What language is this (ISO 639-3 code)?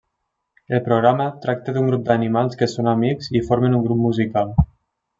cat